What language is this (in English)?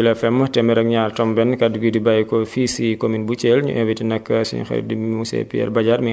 Wolof